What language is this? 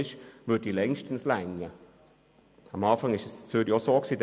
Swiss German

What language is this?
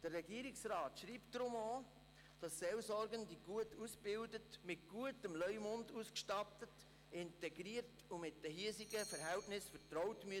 Swiss German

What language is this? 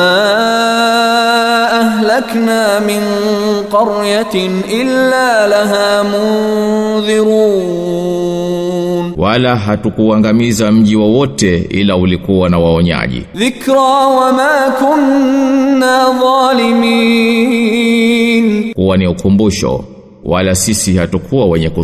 Swahili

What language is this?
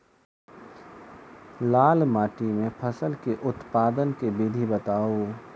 Maithili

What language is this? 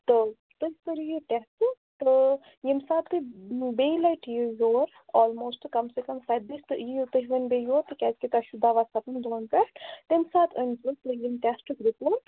Kashmiri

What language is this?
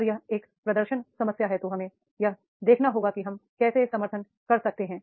Hindi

